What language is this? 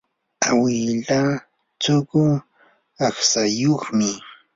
Yanahuanca Pasco Quechua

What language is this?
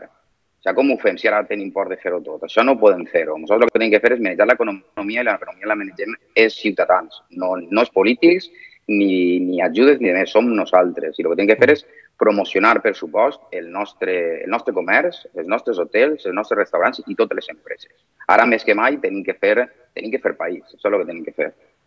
Spanish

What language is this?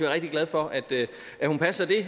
Danish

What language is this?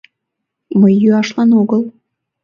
Mari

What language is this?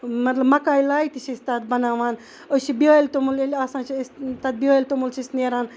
Kashmiri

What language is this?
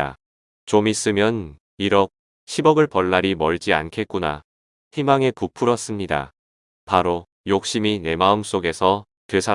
Korean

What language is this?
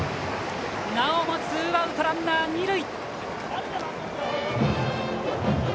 Japanese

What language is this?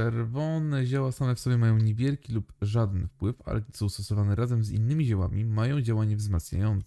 Polish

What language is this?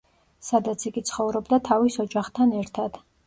Georgian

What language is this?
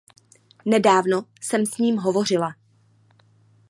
Czech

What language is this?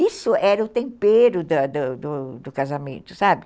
Portuguese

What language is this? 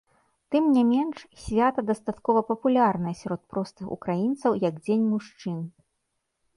Belarusian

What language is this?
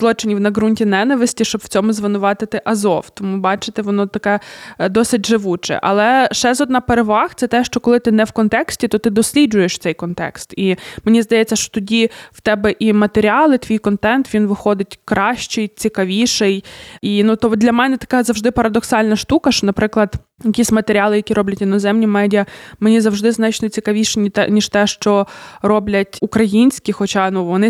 Ukrainian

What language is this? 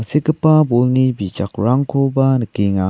Garo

